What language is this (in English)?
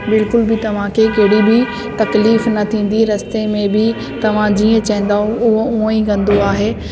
Sindhi